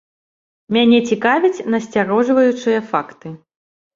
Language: Belarusian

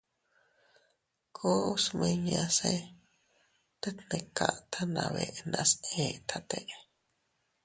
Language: Teutila Cuicatec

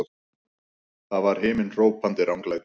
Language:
Icelandic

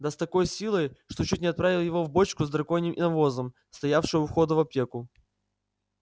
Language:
Russian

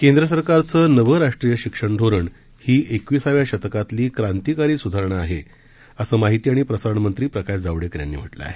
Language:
Marathi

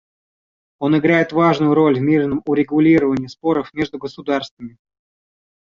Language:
Russian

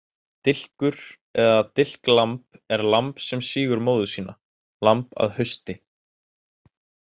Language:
Icelandic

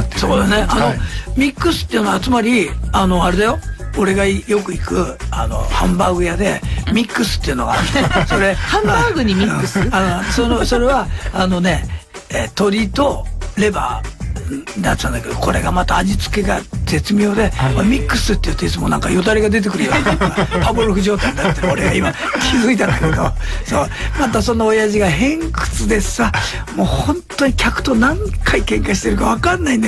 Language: Japanese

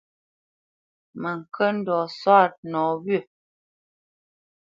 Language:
Bamenyam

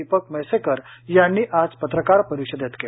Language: Marathi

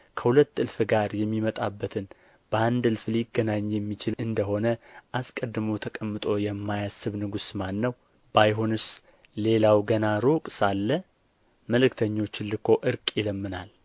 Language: Amharic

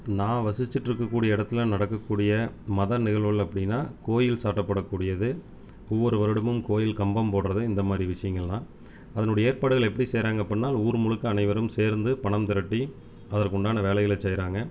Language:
Tamil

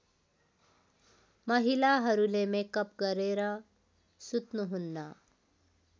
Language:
Nepali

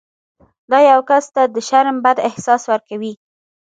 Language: Pashto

